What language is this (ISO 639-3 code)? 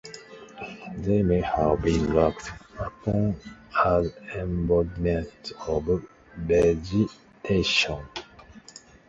eng